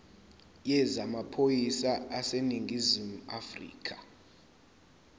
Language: Zulu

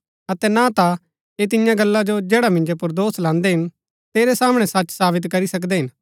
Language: Gaddi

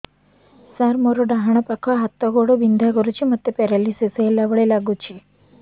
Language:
Odia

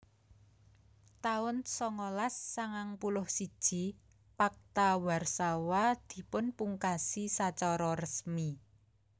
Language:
Javanese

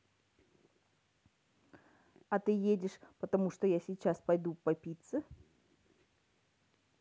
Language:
Russian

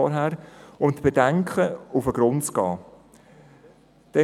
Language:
Swiss German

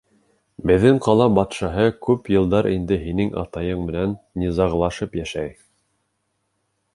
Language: Bashkir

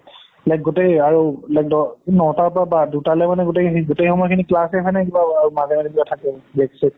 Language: Assamese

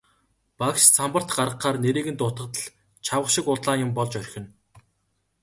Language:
Mongolian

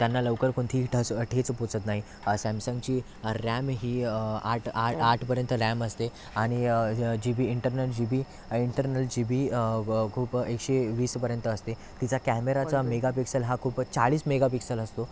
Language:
Marathi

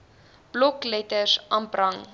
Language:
Afrikaans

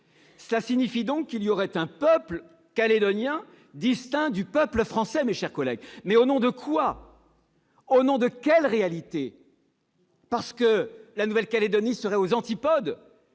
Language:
French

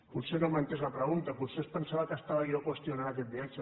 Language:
Catalan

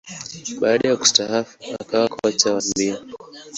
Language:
Swahili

